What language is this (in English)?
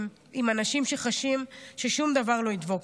Hebrew